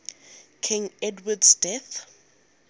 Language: English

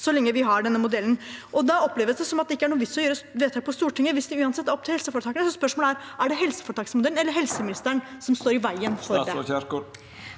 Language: Norwegian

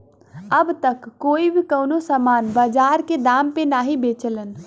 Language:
Bhojpuri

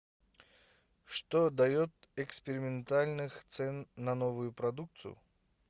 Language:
Russian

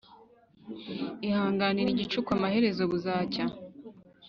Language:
Kinyarwanda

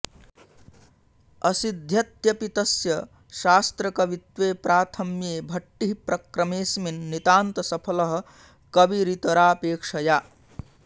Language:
Sanskrit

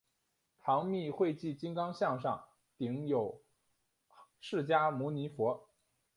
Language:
Chinese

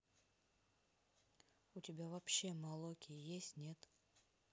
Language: Russian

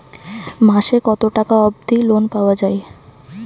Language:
Bangla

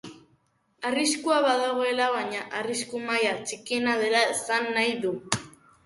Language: Basque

